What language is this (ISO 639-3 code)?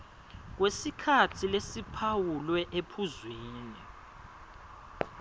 ssw